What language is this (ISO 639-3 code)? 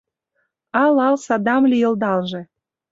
chm